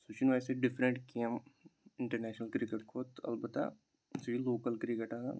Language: Kashmiri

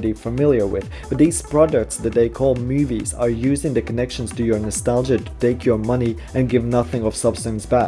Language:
English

